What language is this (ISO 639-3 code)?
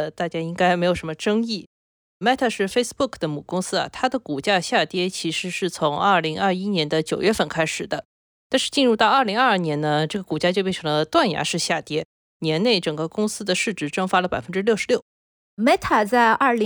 zho